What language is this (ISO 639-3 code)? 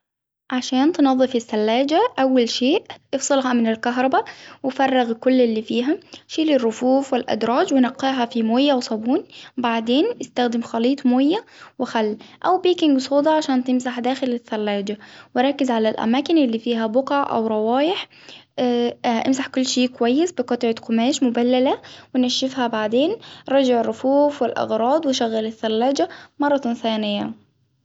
acw